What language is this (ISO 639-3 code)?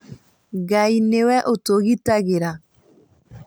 kik